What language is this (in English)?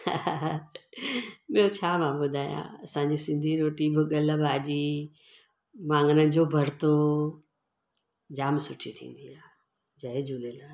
Sindhi